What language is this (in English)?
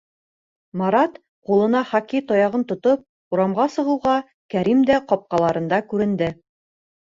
Bashkir